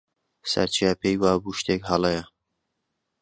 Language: Central Kurdish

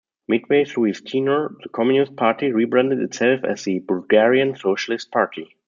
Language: English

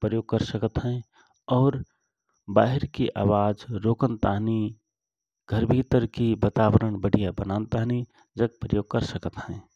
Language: Rana Tharu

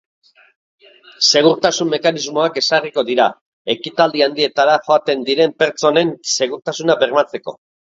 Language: Basque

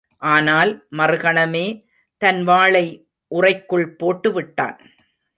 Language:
Tamil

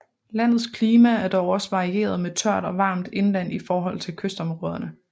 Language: Danish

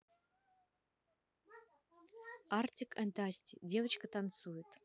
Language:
Russian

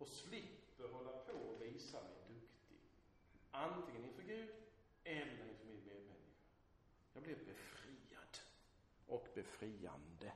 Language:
Swedish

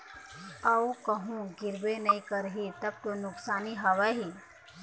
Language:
Chhattisgarhi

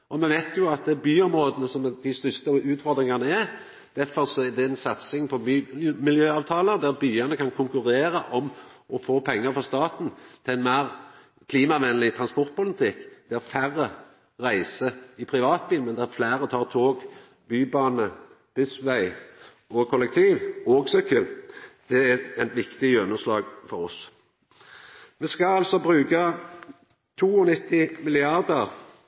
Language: Norwegian Nynorsk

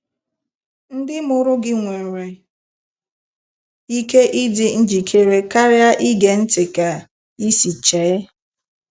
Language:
Igbo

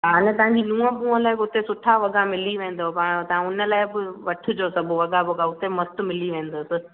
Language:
Sindhi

